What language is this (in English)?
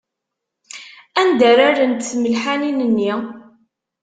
Kabyle